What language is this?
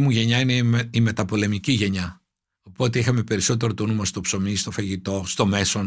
Greek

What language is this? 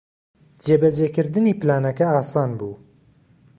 Central Kurdish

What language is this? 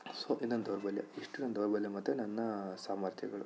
Kannada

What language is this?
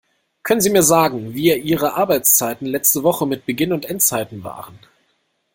German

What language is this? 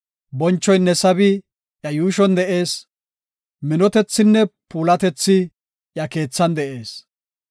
Gofa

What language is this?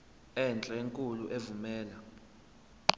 Zulu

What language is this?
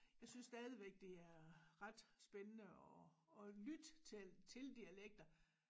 Danish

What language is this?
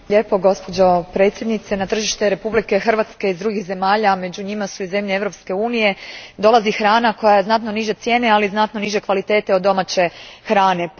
Croatian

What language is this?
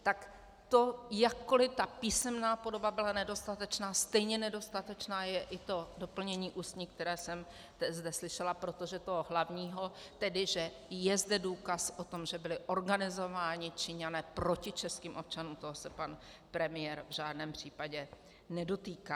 Czech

